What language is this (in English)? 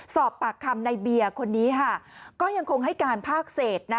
Thai